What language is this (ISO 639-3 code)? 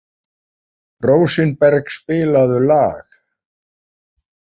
isl